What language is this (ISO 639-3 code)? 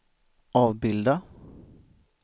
swe